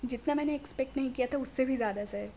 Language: Urdu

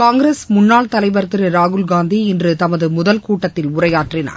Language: Tamil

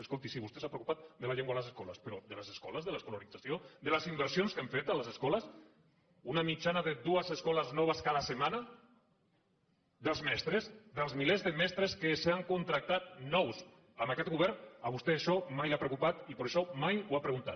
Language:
Catalan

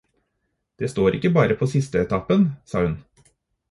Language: Norwegian Bokmål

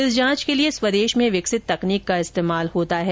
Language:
Hindi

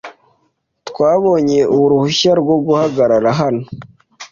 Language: Kinyarwanda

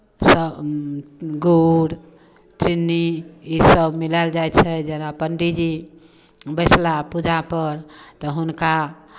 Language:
Maithili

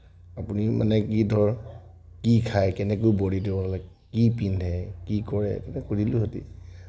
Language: Assamese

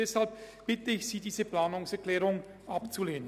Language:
Swiss German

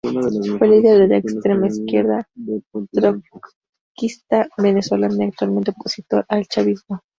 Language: Spanish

